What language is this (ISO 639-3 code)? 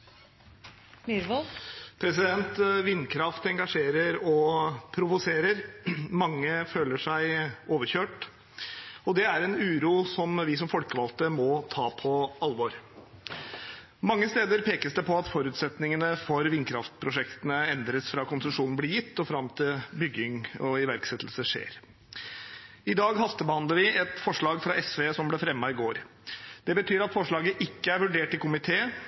nor